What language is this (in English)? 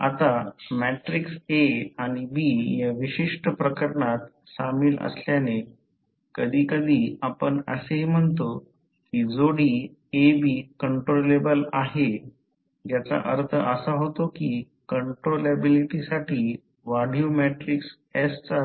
Marathi